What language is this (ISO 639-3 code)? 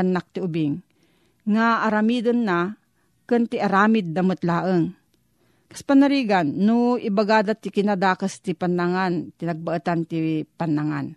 fil